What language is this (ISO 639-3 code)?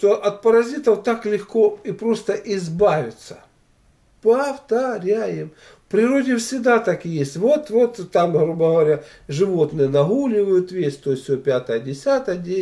rus